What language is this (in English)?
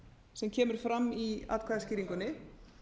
Icelandic